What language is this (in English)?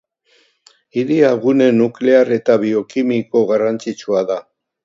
Basque